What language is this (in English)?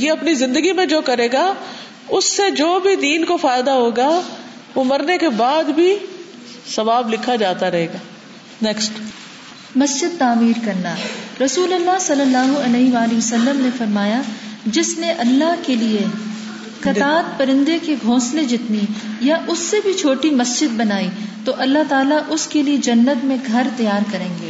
Urdu